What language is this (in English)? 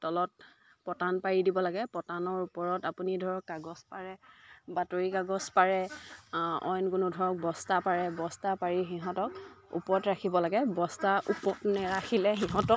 Assamese